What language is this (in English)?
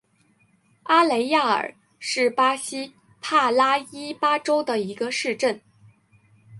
Chinese